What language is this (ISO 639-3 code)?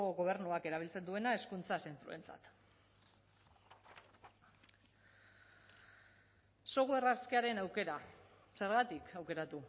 eus